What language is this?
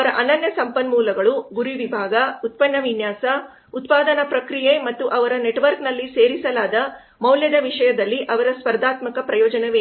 Kannada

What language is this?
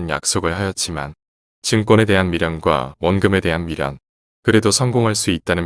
Korean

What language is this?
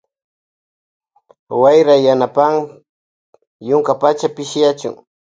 Loja Highland Quichua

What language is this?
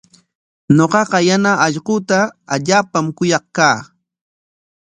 Corongo Ancash Quechua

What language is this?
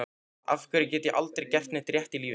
Icelandic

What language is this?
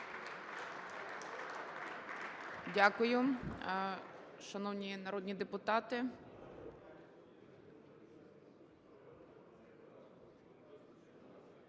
Ukrainian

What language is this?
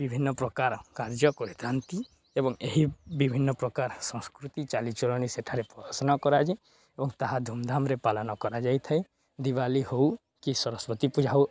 Odia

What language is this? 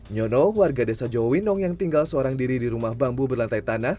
Indonesian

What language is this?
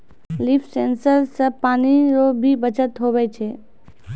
Maithili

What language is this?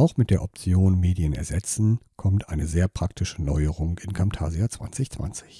German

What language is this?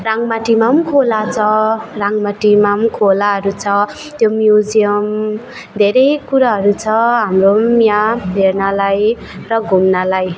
Nepali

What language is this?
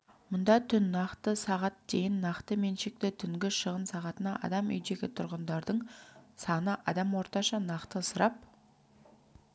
Kazakh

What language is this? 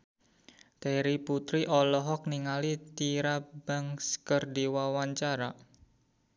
Sundanese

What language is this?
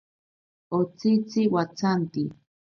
Ashéninka Perené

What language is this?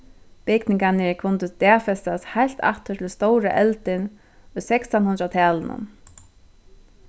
Faroese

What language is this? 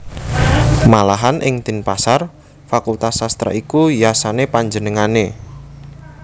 Javanese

